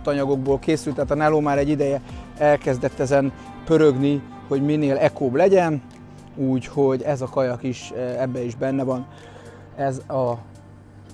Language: Hungarian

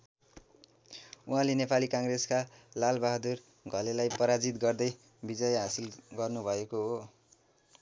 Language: Nepali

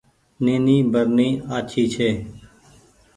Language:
Goaria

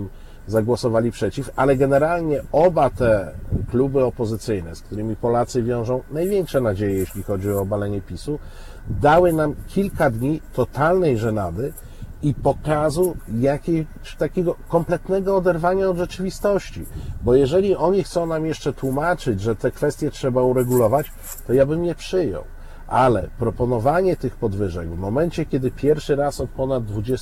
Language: Polish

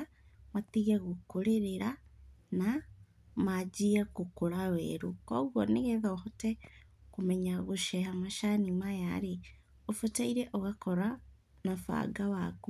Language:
Kikuyu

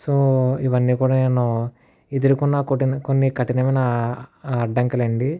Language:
Telugu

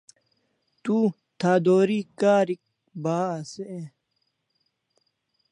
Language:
Kalasha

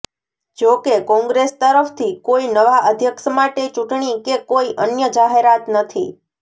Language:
Gujarati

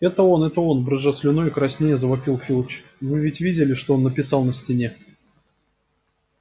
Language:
Russian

